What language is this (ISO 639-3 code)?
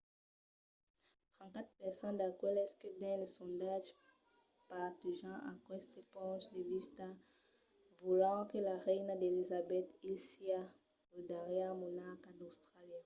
oci